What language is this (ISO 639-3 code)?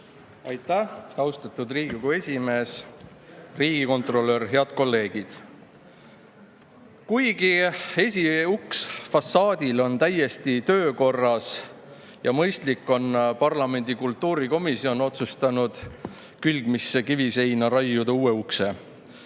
est